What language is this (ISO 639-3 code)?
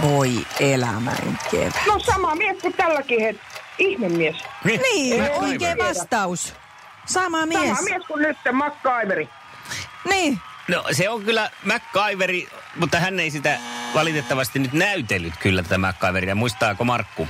fin